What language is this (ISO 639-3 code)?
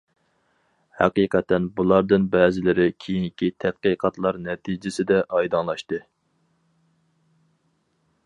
uig